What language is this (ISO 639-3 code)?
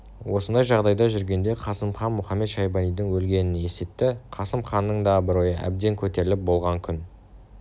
kaz